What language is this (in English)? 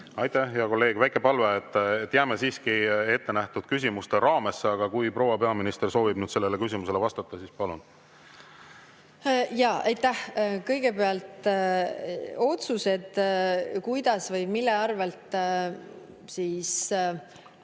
Estonian